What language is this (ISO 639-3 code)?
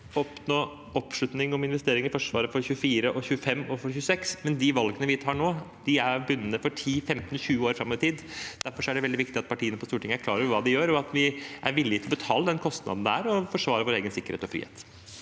nor